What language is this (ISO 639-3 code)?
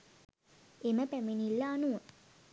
sin